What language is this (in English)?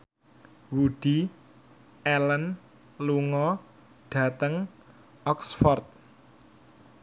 Javanese